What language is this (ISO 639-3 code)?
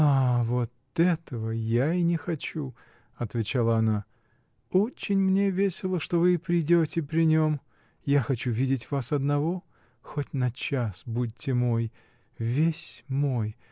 rus